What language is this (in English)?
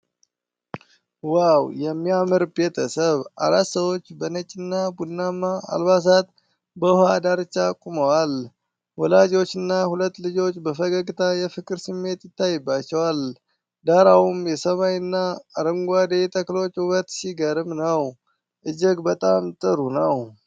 Amharic